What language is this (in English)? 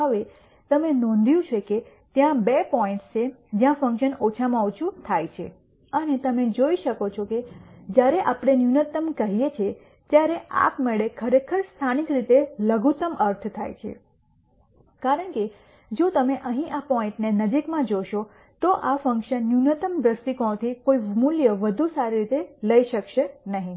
Gujarati